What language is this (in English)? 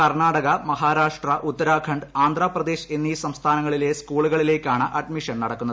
Malayalam